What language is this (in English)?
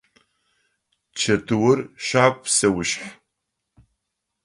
Adyghe